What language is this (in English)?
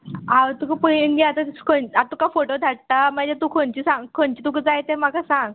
Konkani